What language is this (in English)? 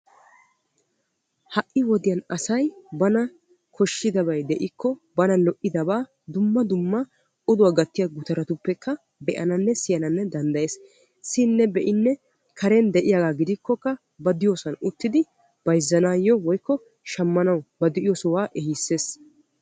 Wolaytta